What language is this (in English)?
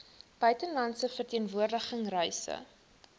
Afrikaans